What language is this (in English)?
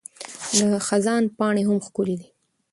Pashto